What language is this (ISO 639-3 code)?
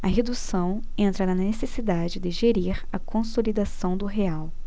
por